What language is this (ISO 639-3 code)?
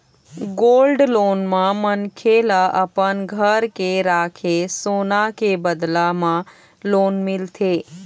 hne